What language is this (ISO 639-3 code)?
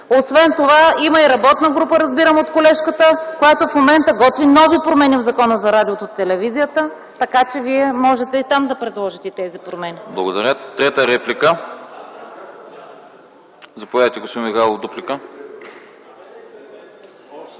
bul